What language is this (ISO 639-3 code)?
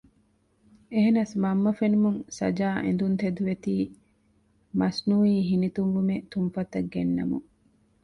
div